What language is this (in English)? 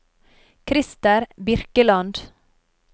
Norwegian